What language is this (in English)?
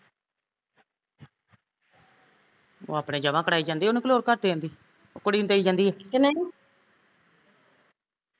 Punjabi